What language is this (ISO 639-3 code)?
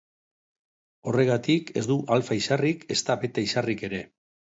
eus